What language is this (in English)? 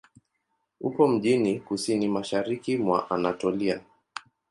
Swahili